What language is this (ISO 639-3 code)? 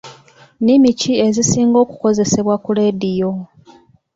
lug